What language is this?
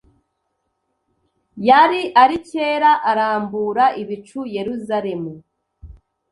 Kinyarwanda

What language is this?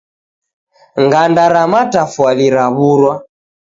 Taita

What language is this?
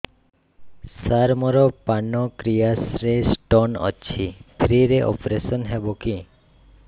Odia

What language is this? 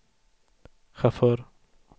Swedish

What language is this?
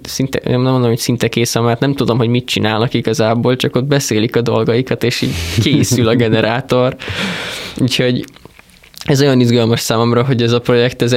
Hungarian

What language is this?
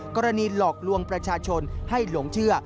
Thai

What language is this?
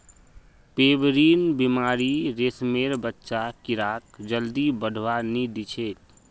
Magahi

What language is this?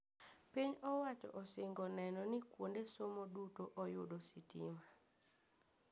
Luo (Kenya and Tanzania)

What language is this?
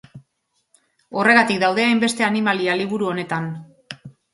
Basque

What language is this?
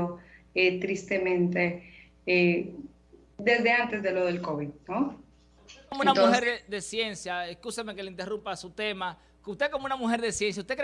Spanish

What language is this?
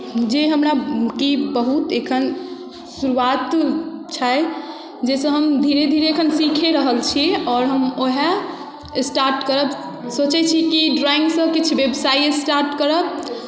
Maithili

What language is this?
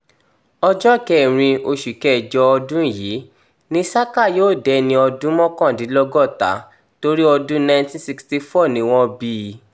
Yoruba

